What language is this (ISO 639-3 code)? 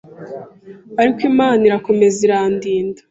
kin